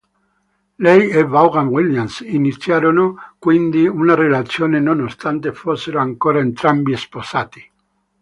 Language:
Italian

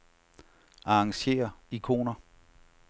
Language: Danish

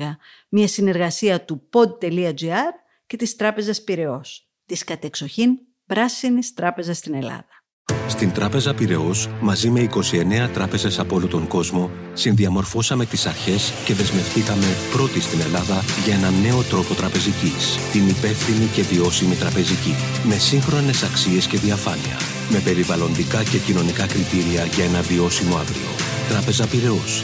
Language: Greek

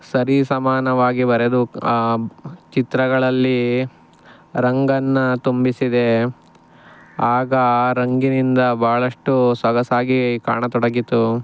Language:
Kannada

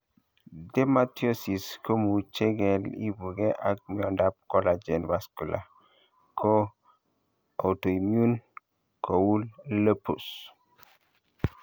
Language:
Kalenjin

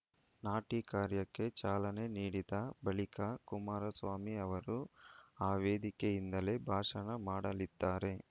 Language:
Kannada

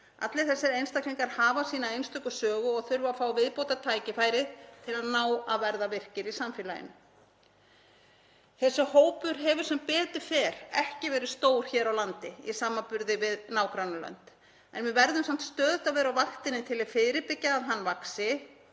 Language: Icelandic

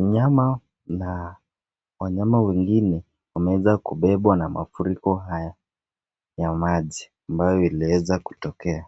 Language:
Swahili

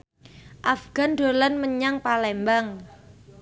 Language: Javanese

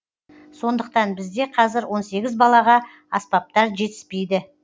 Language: Kazakh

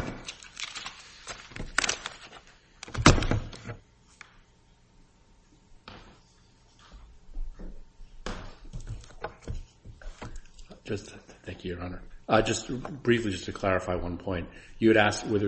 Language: English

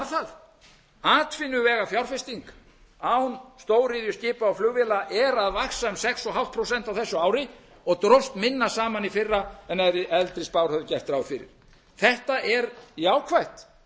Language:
Icelandic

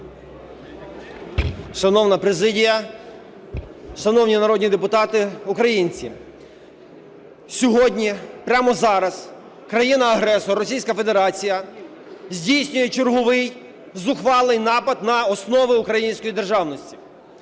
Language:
Ukrainian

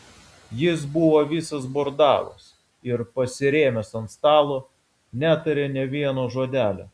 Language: Lithuanian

